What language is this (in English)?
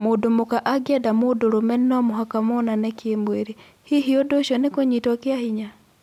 Kikuyu